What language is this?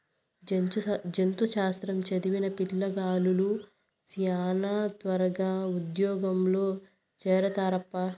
Telugu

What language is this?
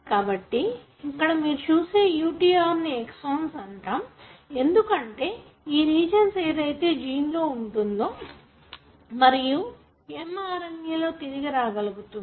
Telugu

